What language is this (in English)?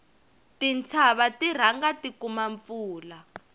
Tsonga